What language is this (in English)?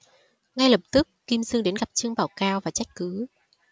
Vietnamese